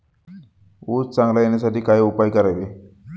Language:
Marathi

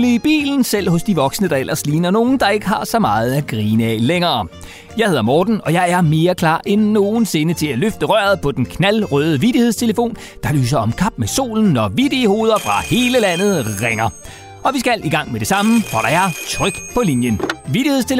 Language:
Danish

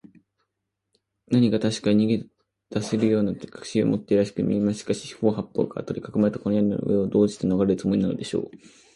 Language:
Japanese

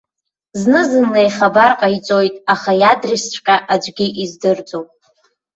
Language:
Abkhazian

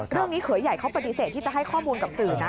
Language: Thai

